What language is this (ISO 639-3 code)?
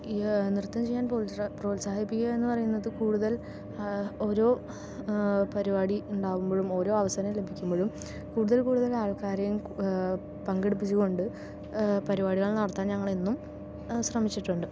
mal